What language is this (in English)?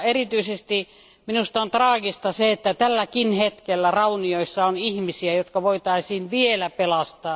Finnish